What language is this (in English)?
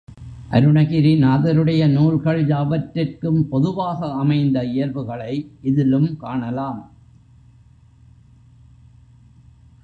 Tamil